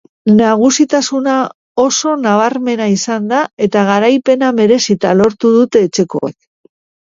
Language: Basque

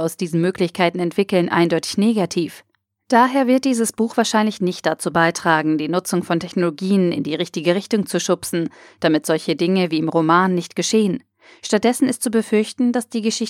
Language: German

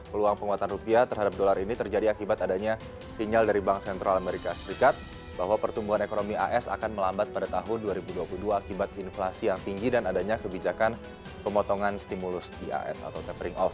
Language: Indonesian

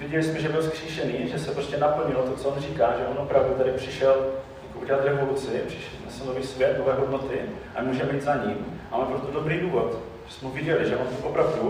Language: Czech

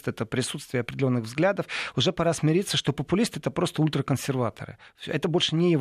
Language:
Russian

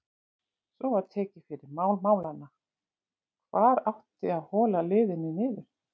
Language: Icelandic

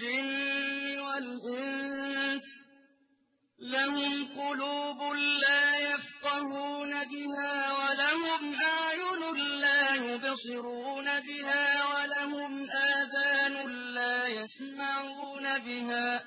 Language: Arabic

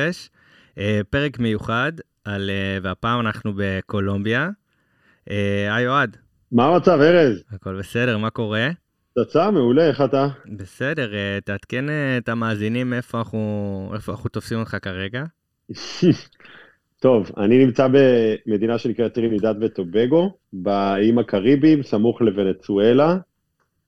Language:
Hebrew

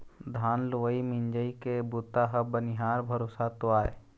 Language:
Chhattisgarhi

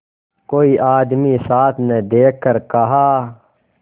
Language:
Hindi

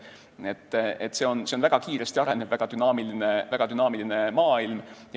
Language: Estonian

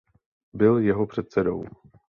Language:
Czech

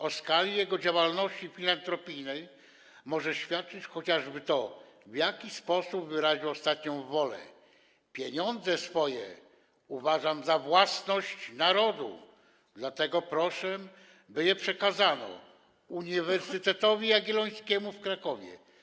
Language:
Polish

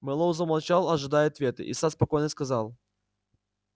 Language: Russian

